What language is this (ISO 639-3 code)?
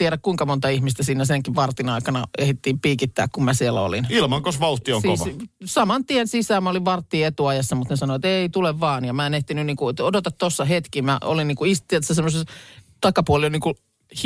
fin